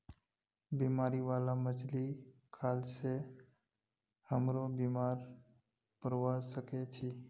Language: Magahi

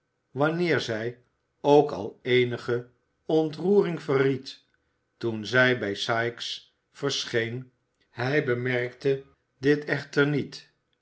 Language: Dutch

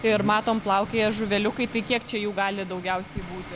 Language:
Lithuanian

